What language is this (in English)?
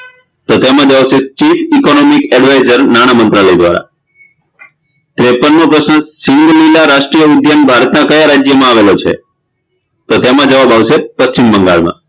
Gujarati